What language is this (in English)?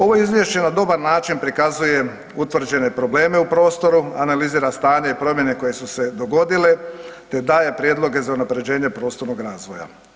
Croatian